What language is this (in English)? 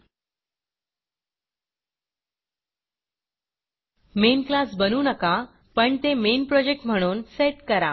Marathi